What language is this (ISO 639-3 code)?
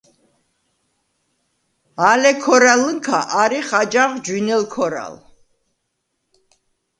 sva